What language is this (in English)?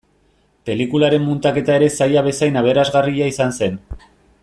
Basque